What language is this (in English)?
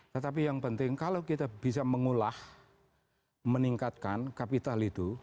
Indonesian